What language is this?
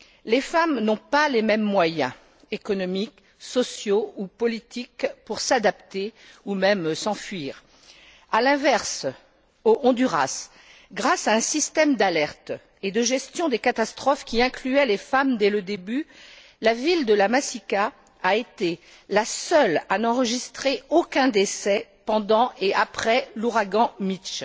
French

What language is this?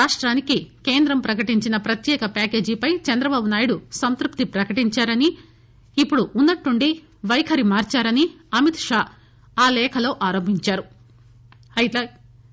Telugu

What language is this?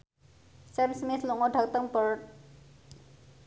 Javanese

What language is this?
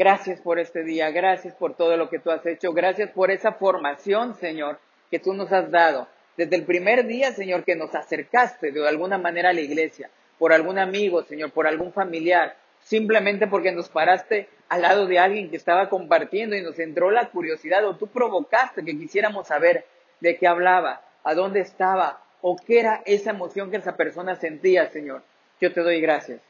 Spanish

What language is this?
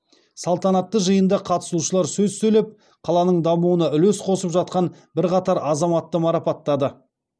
Kazakh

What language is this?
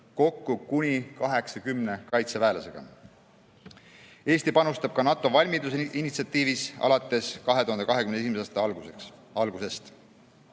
Estonian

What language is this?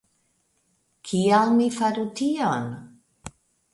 Esperanto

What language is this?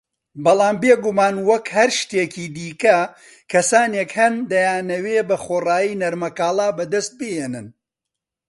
Central Kurdish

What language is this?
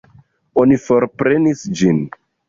Esperanto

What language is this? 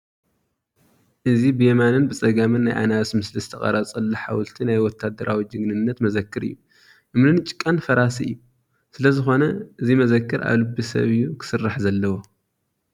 Tigrinya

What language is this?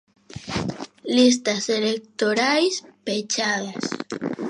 Galician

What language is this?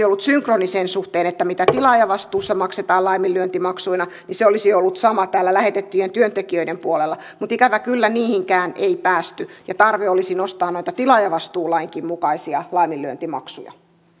Finnish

